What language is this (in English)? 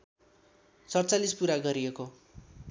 Nepali